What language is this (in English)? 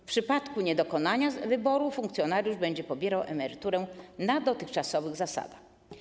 Polish